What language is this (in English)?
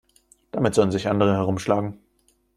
German